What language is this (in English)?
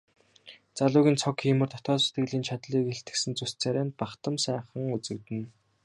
Mongolian